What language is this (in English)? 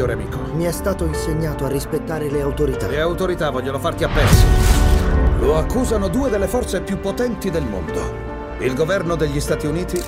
Italian